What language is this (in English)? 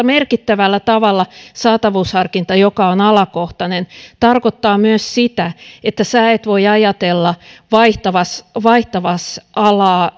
Finnish